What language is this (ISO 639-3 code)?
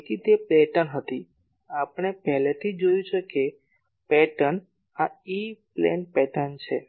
guj